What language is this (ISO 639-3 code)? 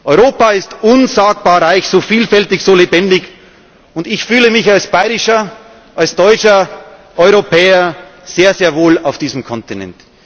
deu